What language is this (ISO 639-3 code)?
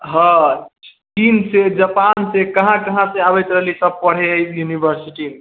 mai